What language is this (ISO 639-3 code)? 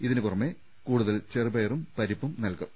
mal